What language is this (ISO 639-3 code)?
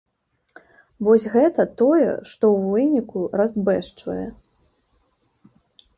bel